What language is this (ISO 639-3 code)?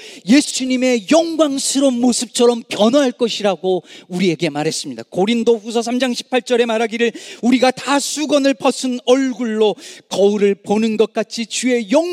kor